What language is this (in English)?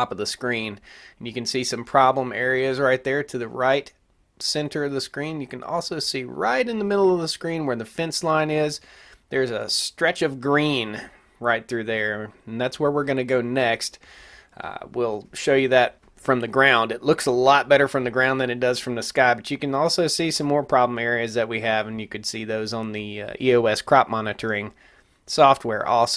English